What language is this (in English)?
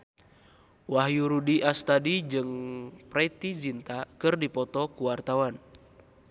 Sundanese